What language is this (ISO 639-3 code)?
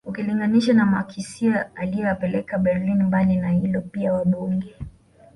swa